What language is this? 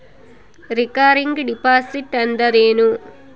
Kannada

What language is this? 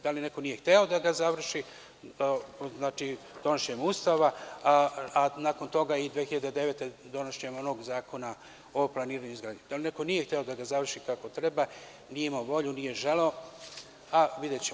Serbian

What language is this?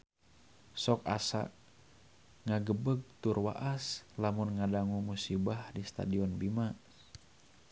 Sundanese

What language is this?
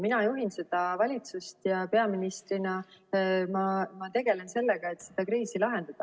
Estonian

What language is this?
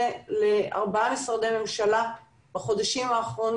Hebrew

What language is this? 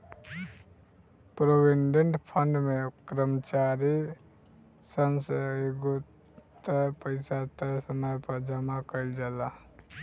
Bhojpuri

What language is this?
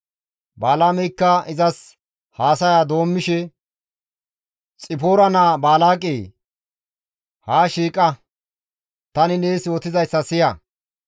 Gamo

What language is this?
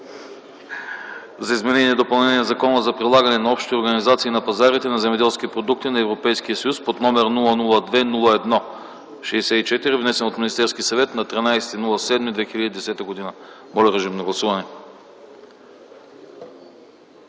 Bulgarian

